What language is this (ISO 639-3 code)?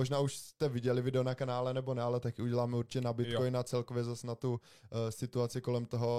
ces